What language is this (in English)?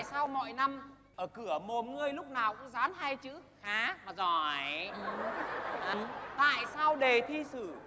Vietnamese